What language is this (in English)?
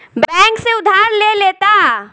Bhojpuri